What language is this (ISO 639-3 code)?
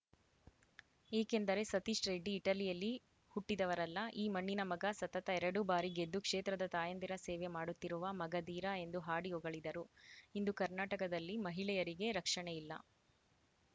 kan